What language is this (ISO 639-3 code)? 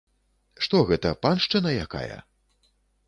bel